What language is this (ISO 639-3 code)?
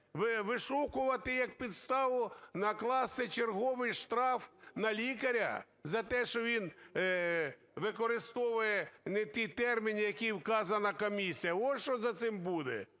ukr